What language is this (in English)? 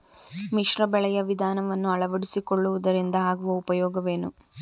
Kannada